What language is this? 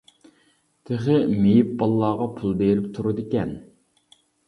Uyghur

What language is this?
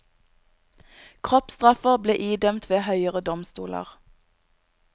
Norwegian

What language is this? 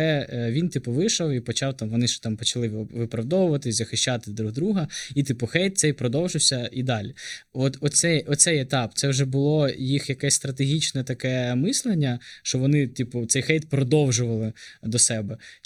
Ukrainian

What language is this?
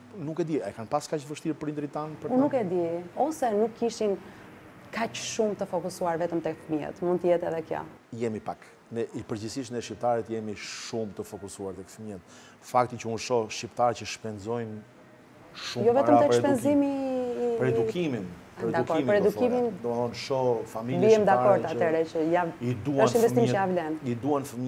Romanian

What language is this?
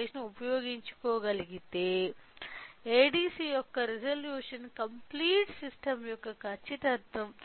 Telugu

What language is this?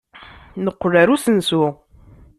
Kabyle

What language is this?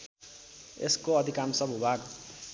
Nepali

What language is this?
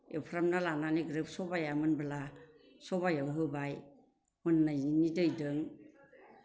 Bodo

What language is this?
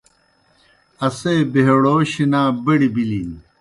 Kohistani Shina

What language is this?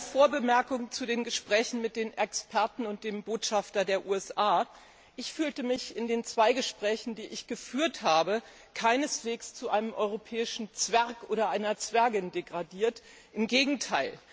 German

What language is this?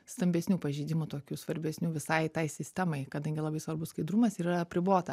Lithuanian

